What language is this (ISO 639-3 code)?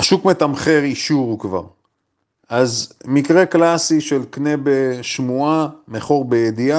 heb